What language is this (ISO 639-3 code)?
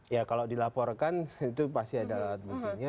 ind